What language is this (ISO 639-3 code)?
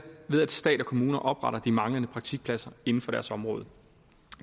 dan